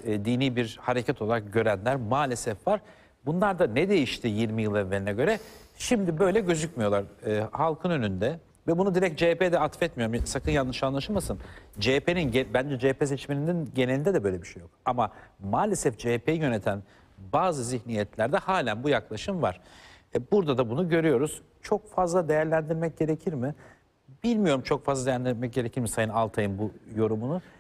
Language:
Turkish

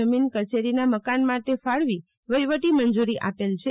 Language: Gujarati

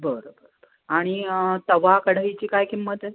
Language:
Marathi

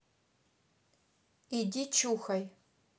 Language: Russian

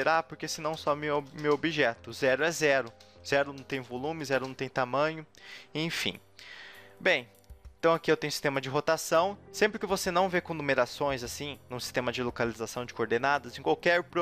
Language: Portuguese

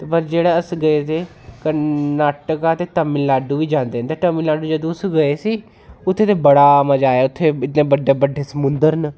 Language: Dogri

